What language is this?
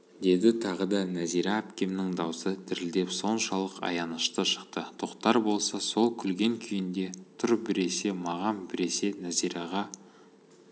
Kazakh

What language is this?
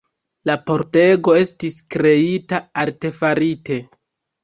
Esperanto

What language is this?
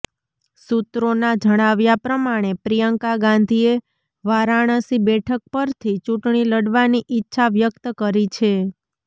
Gujarati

